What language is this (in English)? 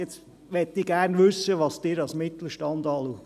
Swiss German